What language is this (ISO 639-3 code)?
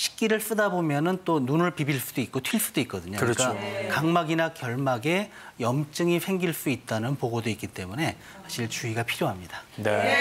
kor